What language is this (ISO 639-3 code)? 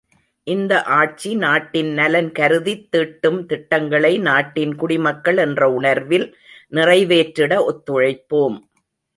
tam